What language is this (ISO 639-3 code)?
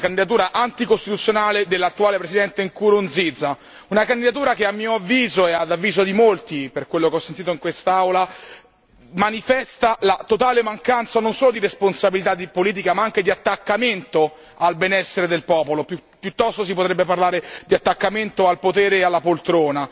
ita